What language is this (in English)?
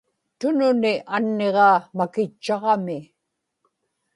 Inupiaq